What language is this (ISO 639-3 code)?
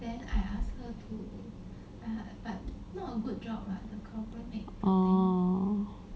eng